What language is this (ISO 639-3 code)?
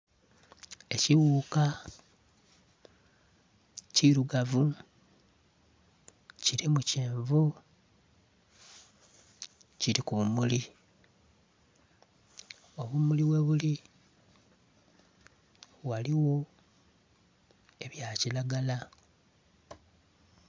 xog